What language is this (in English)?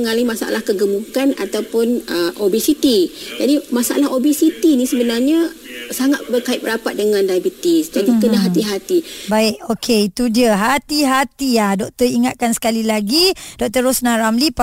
Malay